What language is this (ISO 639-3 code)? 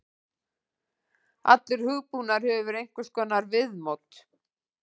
isl